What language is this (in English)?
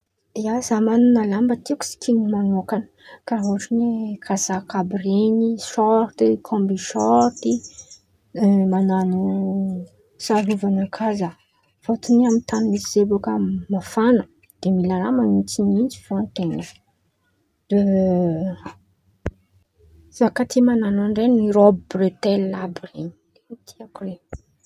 Antankarana Malagasy